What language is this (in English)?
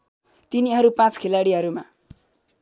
Nepali